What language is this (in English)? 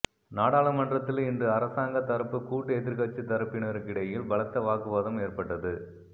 Tamil